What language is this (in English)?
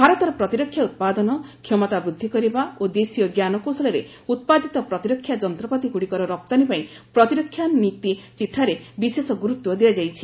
Odia